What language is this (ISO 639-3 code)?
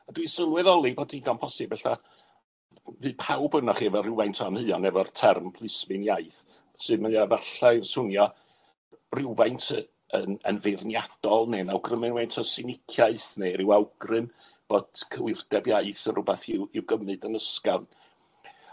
cym